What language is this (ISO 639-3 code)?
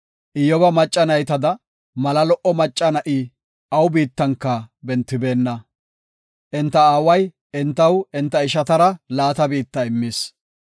gof